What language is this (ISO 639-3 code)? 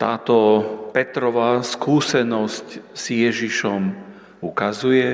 slk